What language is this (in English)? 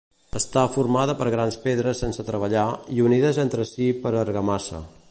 Catalan